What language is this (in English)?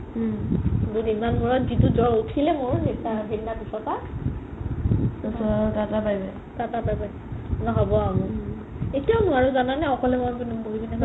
Assamese